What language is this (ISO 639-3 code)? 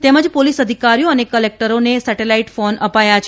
guj